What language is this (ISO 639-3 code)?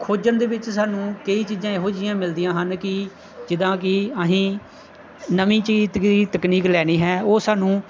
pan